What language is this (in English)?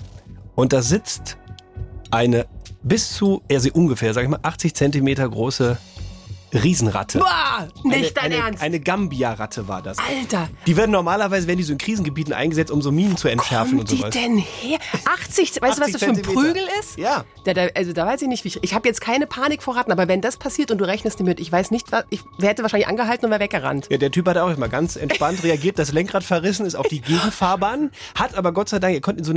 German